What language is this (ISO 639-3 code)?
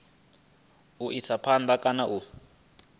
ven